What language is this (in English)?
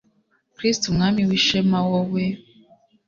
Kinyarwanda